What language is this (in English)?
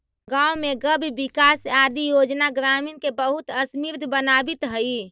Magahi